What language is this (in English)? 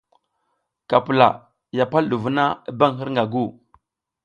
South Giziga